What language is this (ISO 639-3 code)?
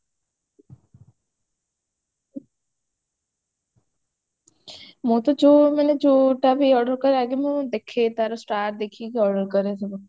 ori